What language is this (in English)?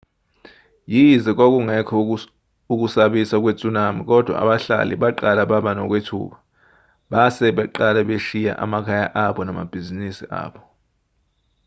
Zulu